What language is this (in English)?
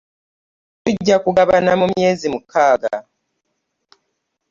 Ganda